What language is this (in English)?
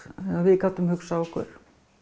Icelandic